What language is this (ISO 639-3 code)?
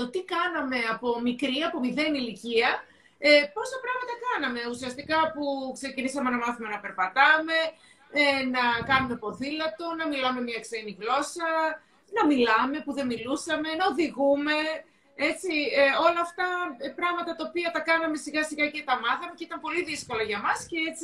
ell